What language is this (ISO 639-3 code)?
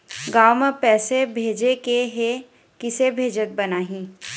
hne